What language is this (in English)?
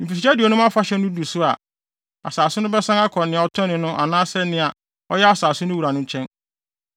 Akan